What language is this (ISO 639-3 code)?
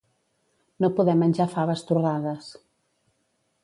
cat